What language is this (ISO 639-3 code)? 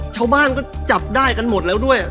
tha